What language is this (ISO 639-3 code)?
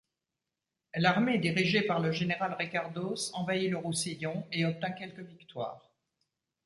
fra